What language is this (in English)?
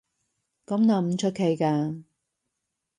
Cantonese